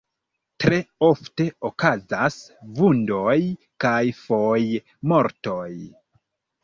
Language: Esperanto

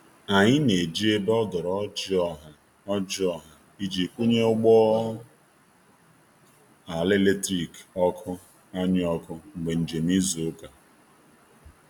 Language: Igbo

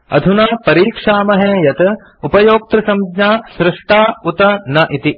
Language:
Sanskrit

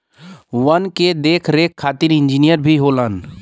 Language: Bhojpuri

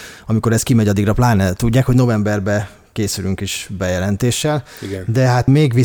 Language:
Hungarian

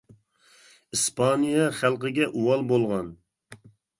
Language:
Uyghur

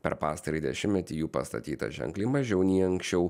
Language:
Lithuanian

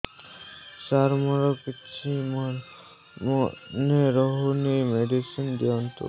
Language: Odia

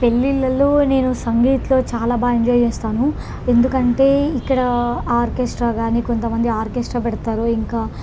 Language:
Telugu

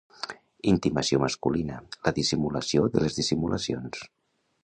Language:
Catalan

